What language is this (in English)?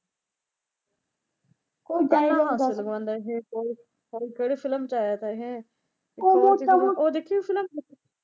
Punjabi